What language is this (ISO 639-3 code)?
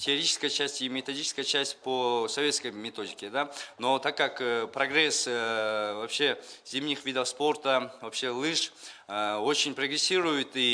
rus